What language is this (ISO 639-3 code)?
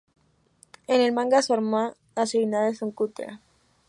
spa